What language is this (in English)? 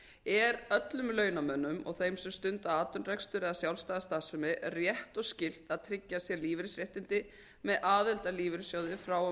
Icelandic